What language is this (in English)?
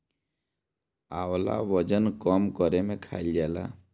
Bhojpuri